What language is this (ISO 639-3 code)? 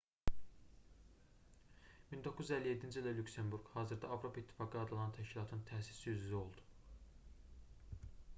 aze